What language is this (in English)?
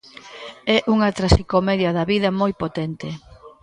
Galician